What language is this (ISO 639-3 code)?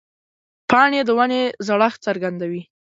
pus